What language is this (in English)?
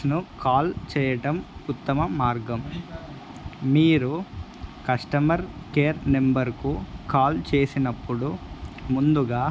Telugu